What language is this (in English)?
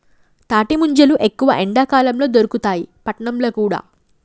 Telugu